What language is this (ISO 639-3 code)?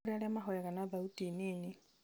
kik